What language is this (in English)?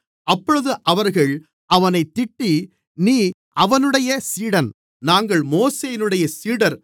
Tamil